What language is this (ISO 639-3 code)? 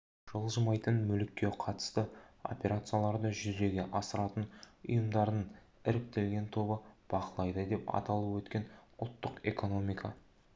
kaz